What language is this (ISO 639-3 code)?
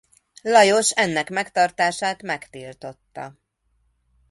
hun